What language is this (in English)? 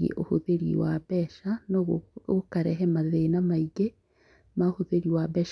Kikuyu